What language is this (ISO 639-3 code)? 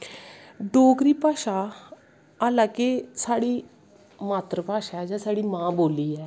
doi